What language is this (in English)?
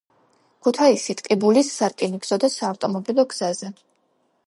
Georgian